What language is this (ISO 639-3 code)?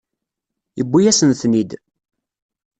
kab